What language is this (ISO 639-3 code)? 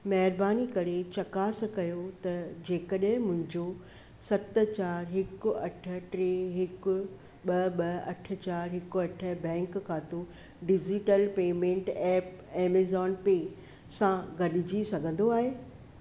snd